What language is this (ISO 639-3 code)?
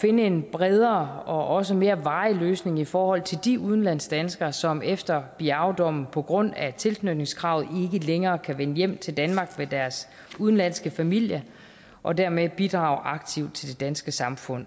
dan